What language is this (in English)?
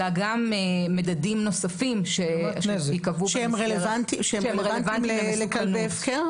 Hebrew